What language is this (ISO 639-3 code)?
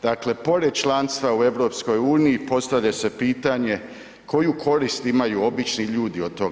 hrv